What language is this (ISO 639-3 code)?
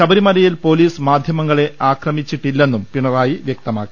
mal